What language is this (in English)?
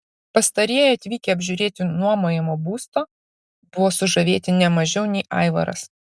Lithuanian